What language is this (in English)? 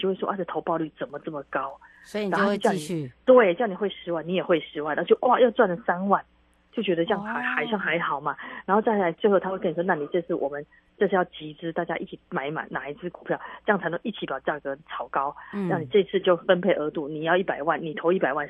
Chinese